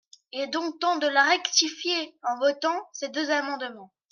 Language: French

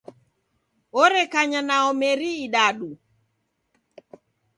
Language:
Taita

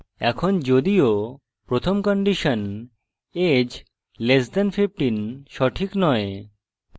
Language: Bangla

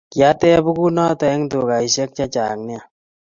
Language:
Kalenjin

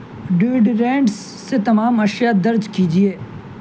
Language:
Urdu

